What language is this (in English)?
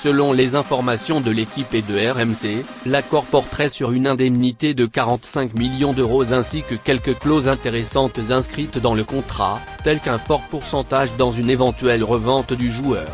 French